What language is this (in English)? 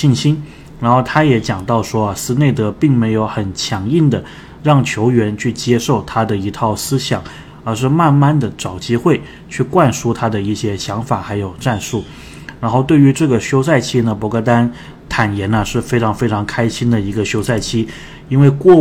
Chinese